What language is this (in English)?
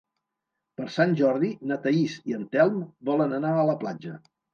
Catalan